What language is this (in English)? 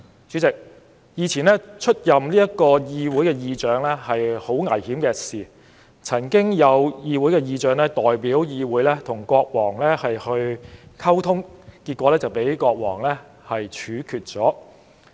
Cantonese